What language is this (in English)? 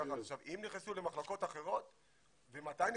Hebrew